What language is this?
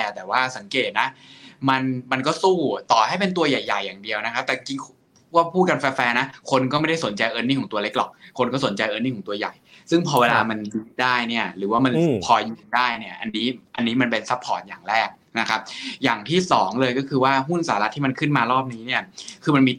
Thai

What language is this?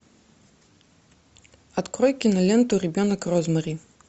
Russian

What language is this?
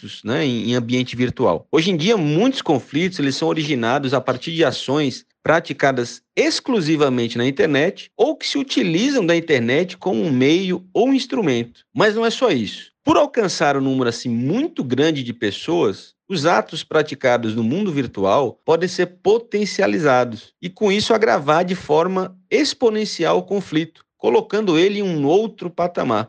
Portuguese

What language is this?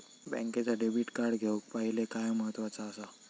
Marathi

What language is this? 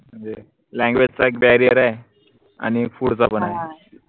Marathi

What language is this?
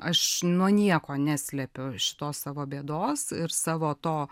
Lithuanian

